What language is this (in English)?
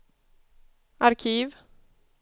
Swedish